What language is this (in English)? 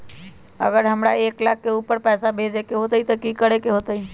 Magahi